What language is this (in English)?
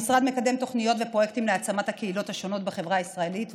Hebrew